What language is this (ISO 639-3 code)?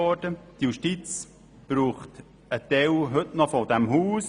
gsw